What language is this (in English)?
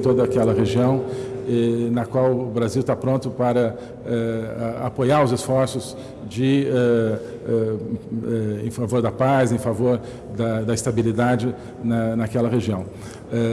Portuguese